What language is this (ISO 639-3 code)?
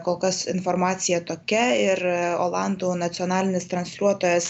lit